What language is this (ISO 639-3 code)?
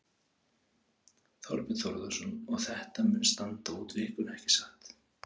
isl